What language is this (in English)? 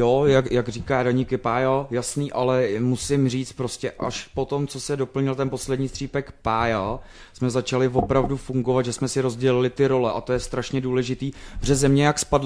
Czech